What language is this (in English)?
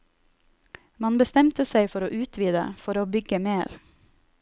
Norwegian